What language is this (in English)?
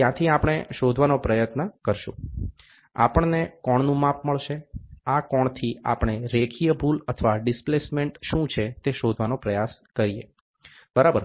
Gujarati